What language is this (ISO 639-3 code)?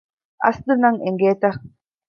div